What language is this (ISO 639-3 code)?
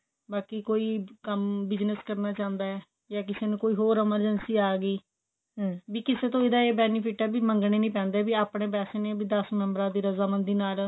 pan